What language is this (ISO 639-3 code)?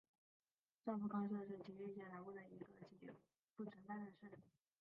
zho